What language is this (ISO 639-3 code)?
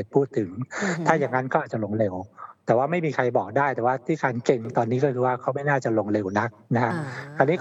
tha